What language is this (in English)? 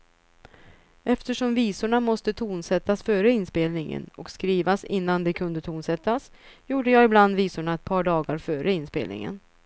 Swedish